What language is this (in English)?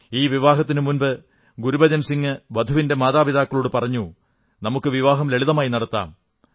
Malayalam